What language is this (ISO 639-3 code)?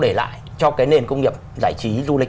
vie